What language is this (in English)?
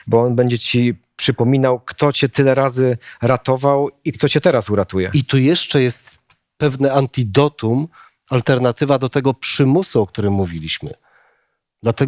Polish